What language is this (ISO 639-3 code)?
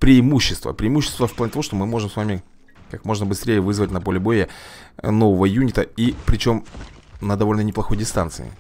rus